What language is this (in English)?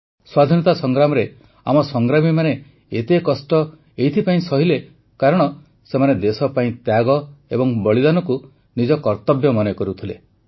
Odia